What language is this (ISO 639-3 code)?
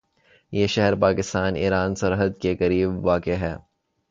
urd